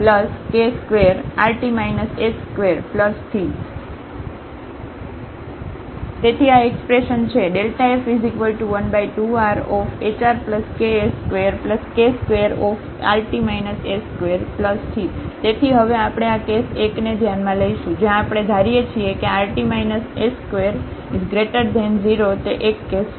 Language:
Gujarati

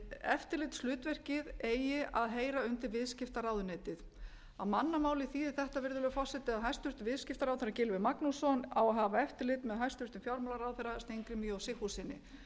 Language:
Icelandic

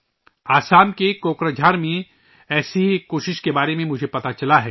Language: Urdu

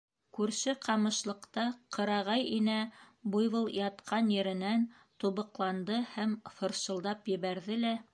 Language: Bashkir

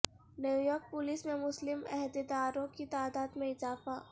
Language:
Urdu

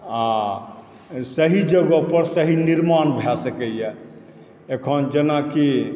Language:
Maithili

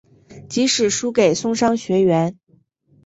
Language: Chinese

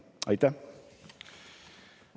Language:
Estonian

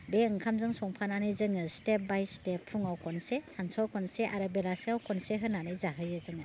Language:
Bodo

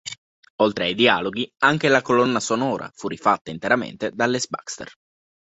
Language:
Italian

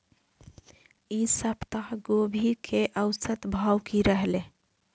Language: Maithili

